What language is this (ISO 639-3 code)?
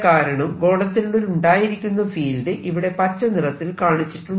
mal